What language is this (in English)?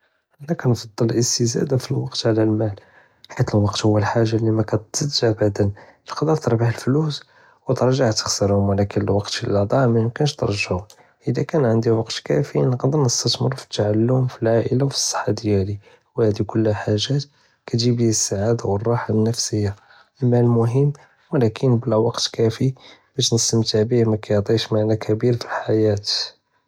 Judeo-Arabic